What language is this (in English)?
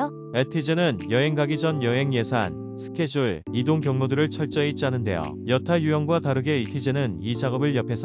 Korean